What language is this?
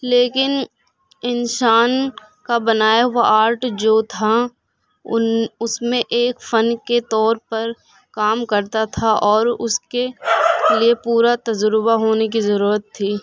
Urdu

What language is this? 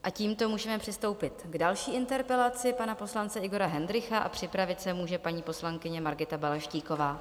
Czech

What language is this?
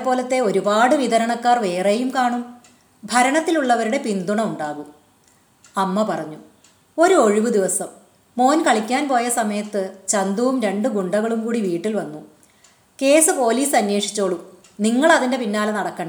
Malayalam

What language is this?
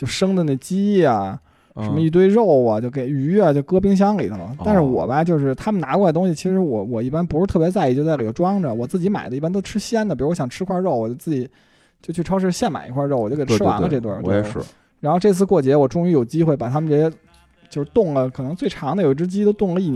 Chinese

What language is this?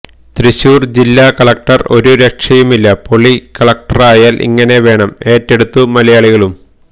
Malayalam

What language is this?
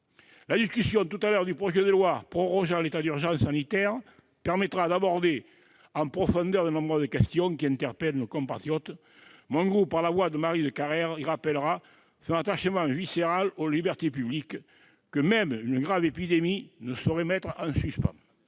French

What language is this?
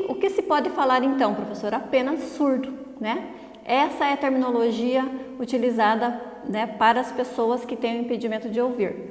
Portuguese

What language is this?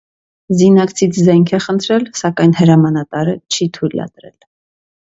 Armenian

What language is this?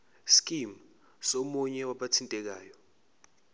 Zulu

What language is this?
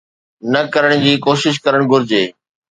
Sindhi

